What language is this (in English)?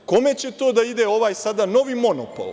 Serbian